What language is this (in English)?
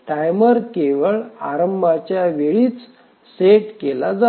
Marathi